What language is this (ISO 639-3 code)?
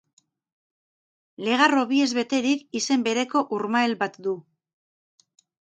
eus